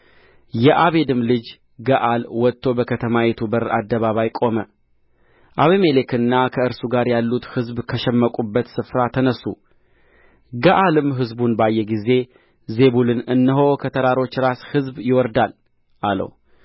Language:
Amharic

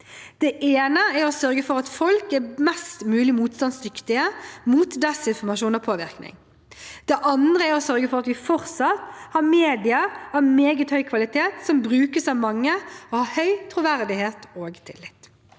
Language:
Norwegian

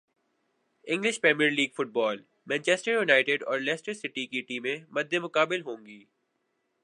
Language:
Urdu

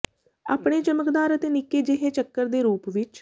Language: Punjabi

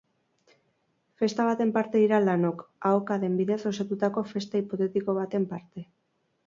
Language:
Basque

